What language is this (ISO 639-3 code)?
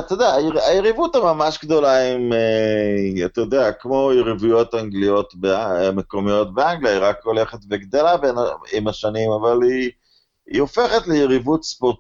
heb